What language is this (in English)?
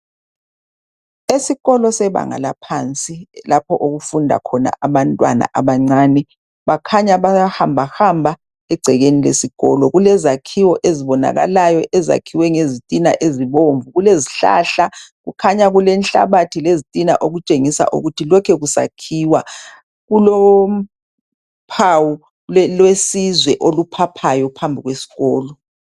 North Ndebele